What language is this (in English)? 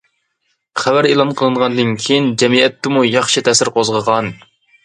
Uyghur